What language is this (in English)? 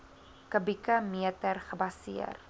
Afrikaans